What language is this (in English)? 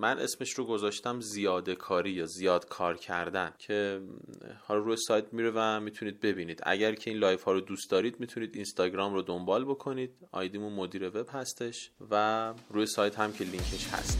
Persian